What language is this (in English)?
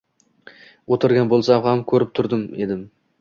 Uzbek